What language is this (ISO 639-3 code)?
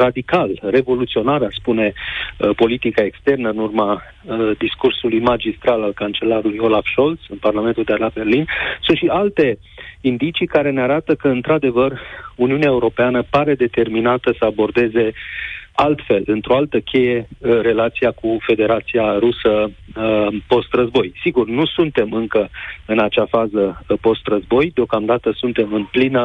ron